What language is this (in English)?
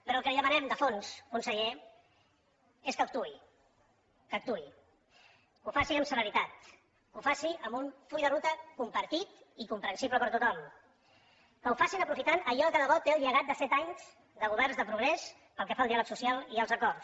Catalan